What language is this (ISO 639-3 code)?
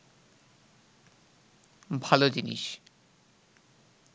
ben